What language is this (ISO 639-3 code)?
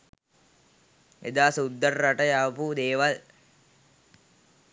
sin